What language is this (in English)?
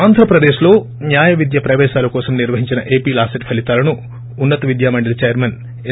Telugu